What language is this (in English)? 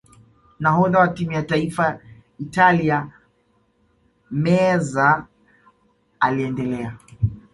Swahili